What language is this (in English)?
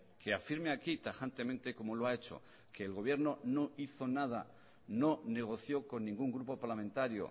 Spanish